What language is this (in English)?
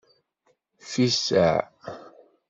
Kabyle